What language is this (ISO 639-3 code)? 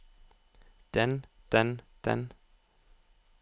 nor